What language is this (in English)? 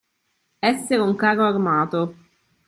Italian